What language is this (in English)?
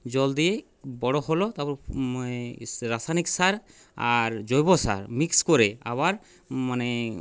Bangla